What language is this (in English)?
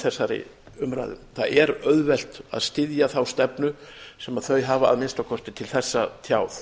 Icelandic